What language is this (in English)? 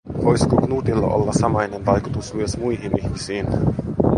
Finnish